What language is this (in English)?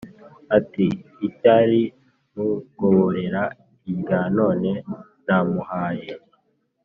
Kinyarwanda